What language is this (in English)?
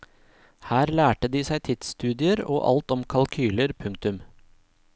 Norwegian